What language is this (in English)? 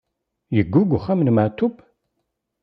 Kabyle